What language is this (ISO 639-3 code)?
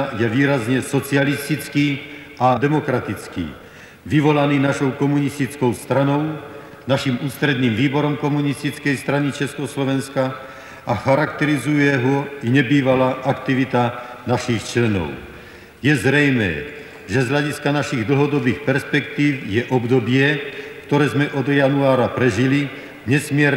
ces